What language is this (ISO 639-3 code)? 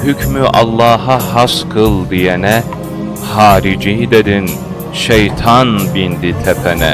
tur